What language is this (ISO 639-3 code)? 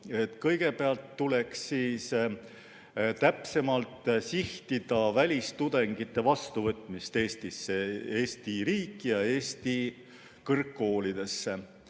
est